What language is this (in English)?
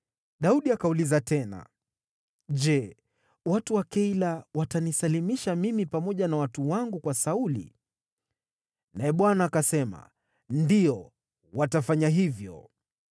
Swahili